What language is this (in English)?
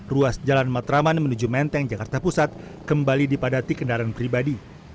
Indonesian